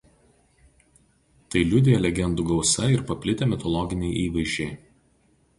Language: Lithuanian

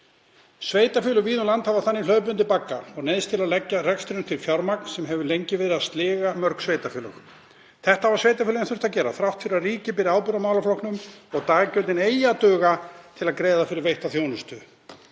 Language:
Icelandic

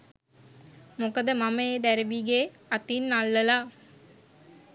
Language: Sinhala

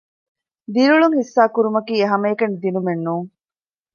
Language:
Divehi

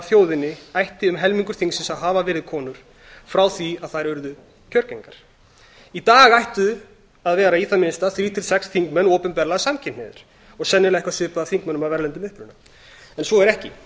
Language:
Icelandic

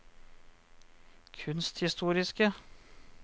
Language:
Norwegian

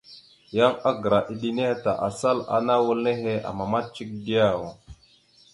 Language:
Mada (Cameroon)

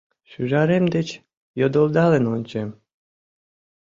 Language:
Mari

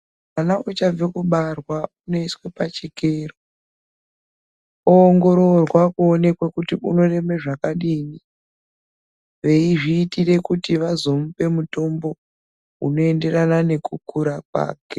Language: Ndau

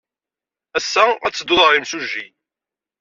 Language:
Kabyle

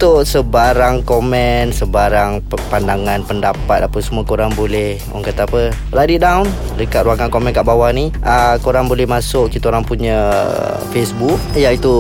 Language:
Malay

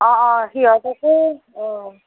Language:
Assamese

